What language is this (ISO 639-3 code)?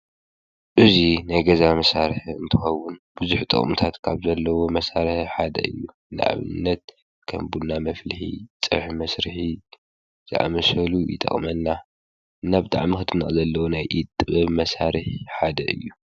tir